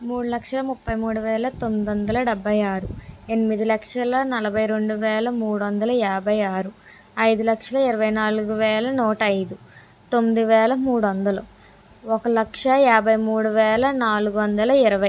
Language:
Telugu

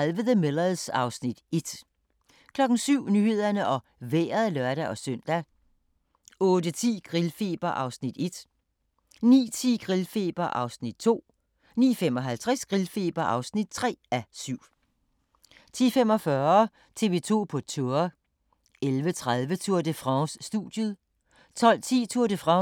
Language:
Danish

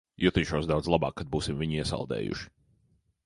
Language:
Latvian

